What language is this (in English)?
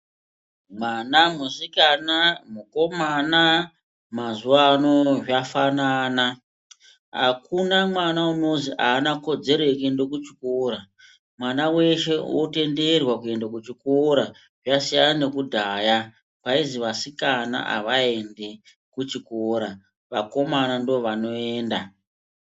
Ndau